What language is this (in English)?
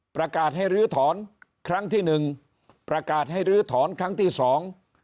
Thai